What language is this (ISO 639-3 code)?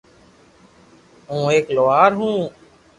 lrk